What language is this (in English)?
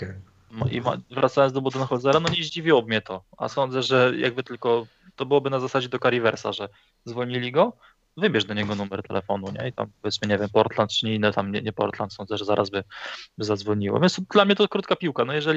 Polish